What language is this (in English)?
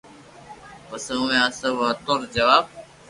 Loarki